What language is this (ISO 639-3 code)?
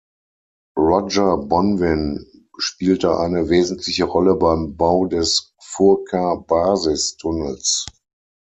deu